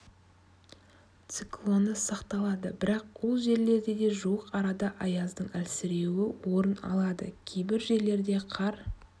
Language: Kazakh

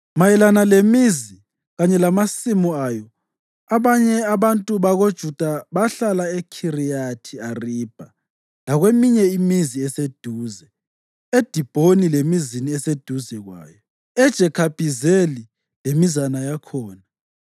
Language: North Ndebele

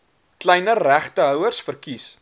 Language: Afrikaans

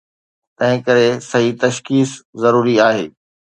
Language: Sindhi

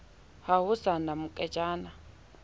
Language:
Southern Sotho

